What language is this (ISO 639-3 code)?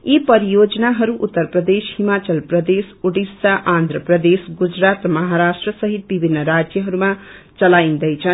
nep